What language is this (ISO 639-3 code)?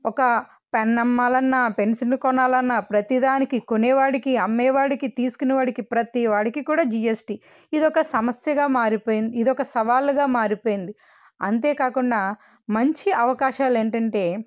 tel